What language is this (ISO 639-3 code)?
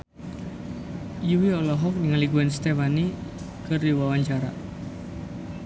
sun